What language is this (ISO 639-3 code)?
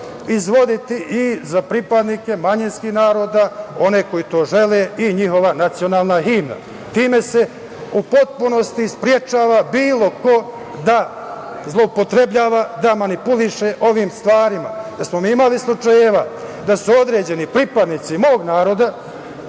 srp